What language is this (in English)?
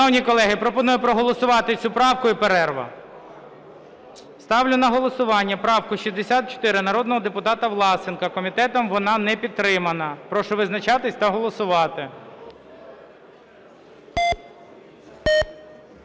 Ukrainian